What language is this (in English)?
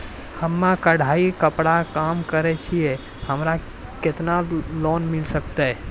Maithili